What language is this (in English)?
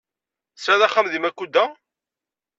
Kabyle